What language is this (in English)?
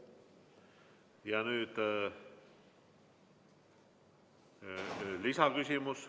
Estonian